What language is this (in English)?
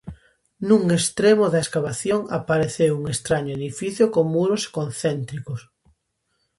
Galician